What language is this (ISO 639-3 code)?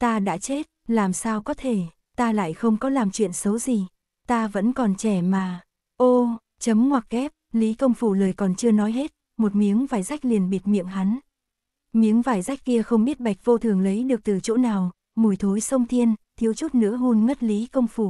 vie